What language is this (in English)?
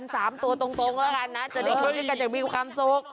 Thai